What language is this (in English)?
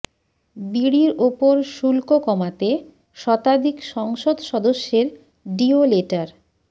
Bangla